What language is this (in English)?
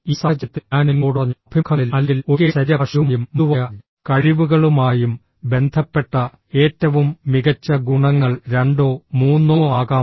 Malayalam